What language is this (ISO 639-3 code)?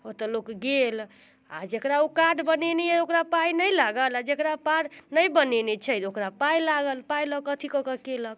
mai